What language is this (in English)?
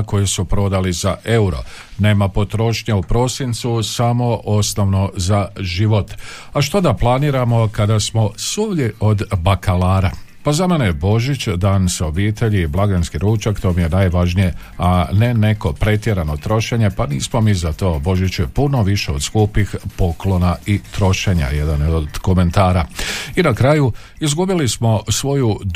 Croatian